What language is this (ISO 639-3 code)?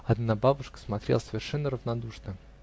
rus